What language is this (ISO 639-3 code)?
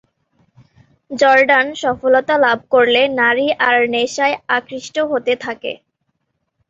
ben